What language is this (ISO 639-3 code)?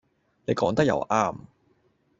yue